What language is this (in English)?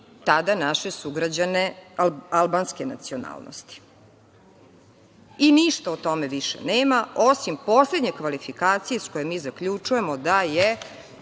Serbian